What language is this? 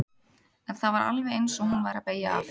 Icelandic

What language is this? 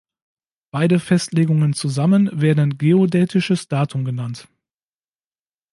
German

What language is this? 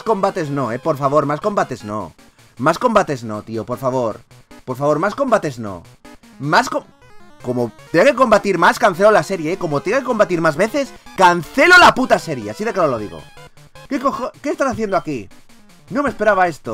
Spanish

